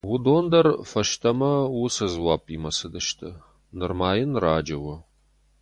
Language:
Ossetic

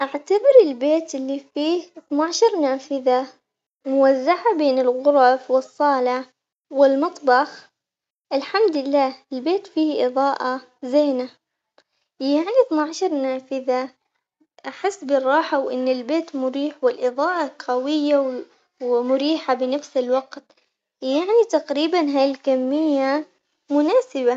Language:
Omani Arabic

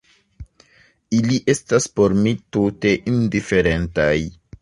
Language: Esperanto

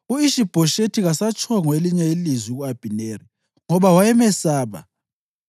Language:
North Ndebele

